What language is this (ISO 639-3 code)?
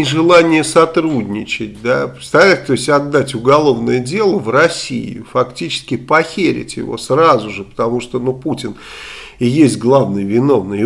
rus